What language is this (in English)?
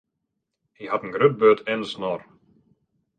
Western Frisian